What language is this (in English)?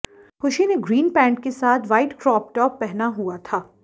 Hindi